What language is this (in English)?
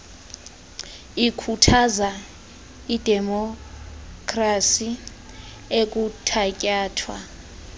Xhosa